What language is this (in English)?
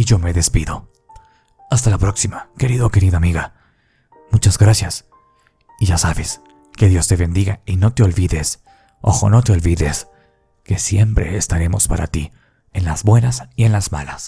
Spanish